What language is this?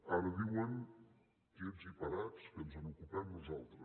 Catalan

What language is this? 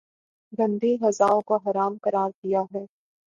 Urdu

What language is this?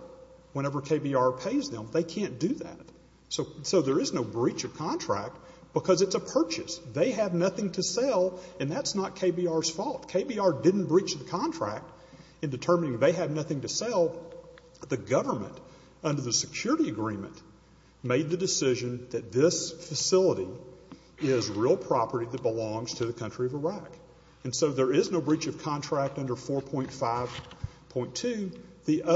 English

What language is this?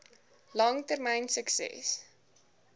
Afrikaans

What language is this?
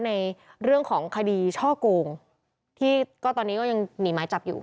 Thai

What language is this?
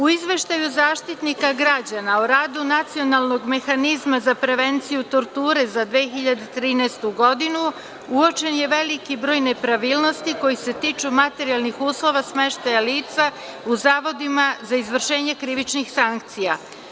Serbian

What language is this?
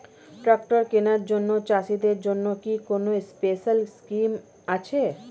Bangla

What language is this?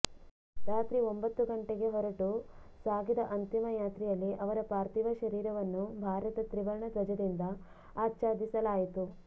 Kannada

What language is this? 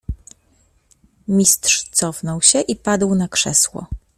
Polish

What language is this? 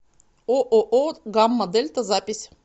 Russian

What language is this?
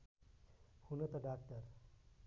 Nepali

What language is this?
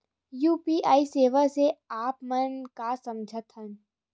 Chhattisgarhi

